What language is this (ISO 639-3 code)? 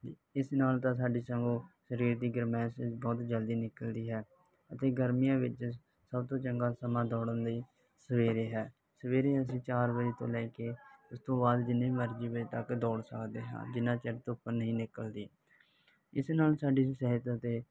pan